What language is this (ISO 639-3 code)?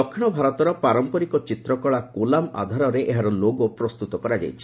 ori